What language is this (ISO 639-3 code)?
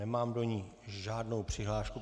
ces